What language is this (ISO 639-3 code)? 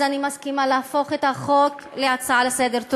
heb